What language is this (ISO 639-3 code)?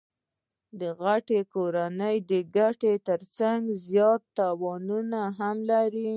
pus